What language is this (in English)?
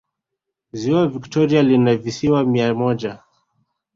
Swahili